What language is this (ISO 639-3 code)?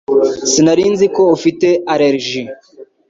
kin